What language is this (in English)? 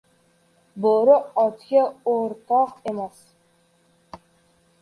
Uzbek